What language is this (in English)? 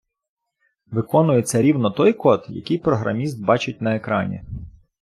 Ukrainian